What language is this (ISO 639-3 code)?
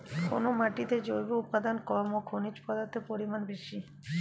ben